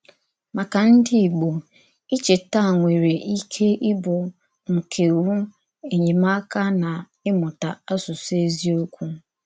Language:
Igbo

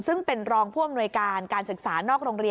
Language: Thai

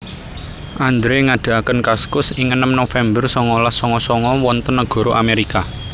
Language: Javanese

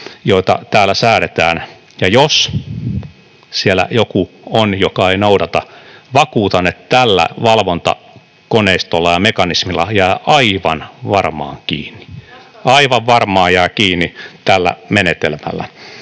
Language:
Finnish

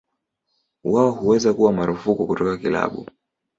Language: Swahili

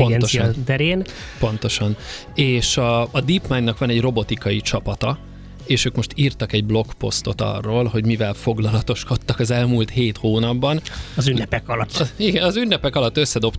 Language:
Hungarian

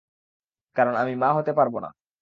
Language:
Bangla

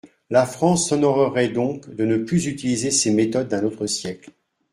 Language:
French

